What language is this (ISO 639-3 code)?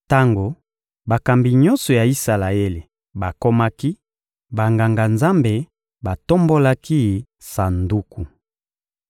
lin